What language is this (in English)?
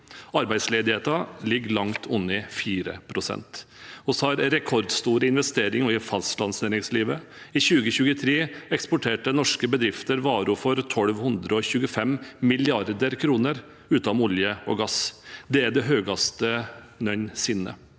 Norwegian